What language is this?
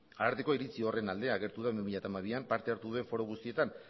Basque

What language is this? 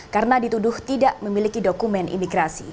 Indonesian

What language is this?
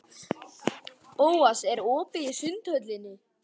Icelandic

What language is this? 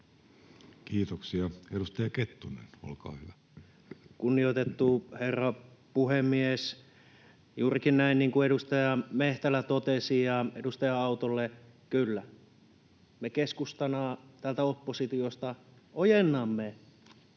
Finnish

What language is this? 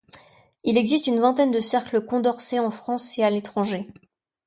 French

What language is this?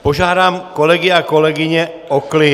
Czech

